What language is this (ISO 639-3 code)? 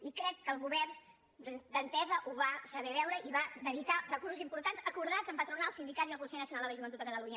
cat